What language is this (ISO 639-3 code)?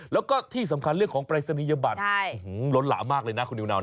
tha